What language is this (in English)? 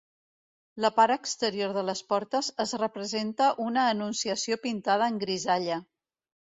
Catalan